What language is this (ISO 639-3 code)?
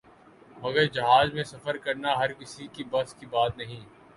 urd